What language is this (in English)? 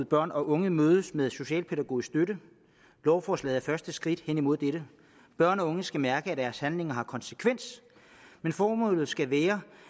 Danish